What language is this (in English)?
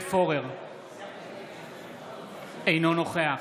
Hebrew